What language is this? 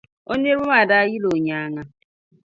Dagbani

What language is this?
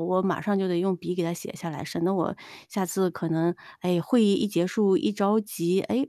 Chinese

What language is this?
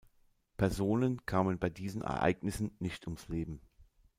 German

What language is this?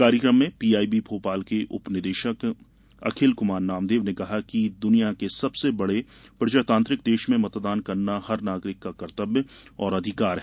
Hindi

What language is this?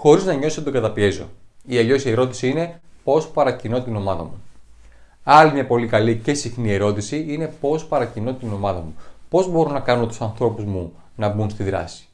Greek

